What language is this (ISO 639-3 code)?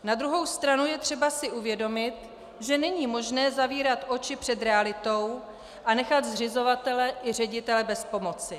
ces